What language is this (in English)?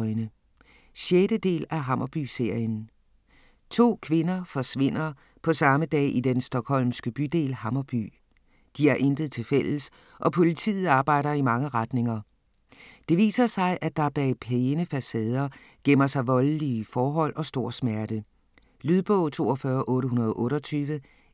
Danish